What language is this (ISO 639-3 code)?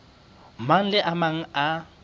sot